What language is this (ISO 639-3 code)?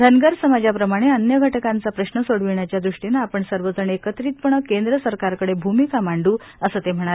mar